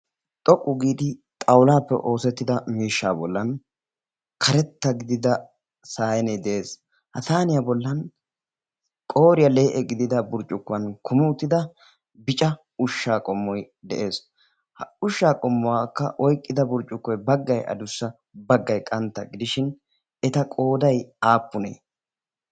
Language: Wolaytta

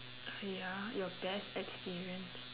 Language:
English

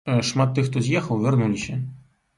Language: Belarusian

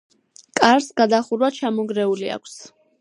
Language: Georgian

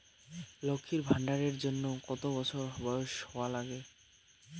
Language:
Bangla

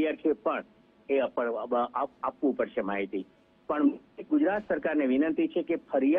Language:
Gujarati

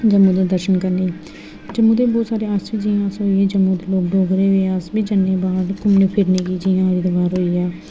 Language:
Dogri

